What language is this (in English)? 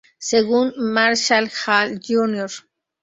Spanish